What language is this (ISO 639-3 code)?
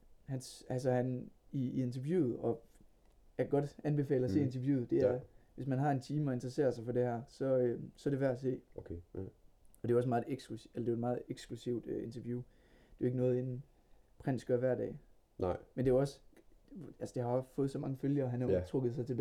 dan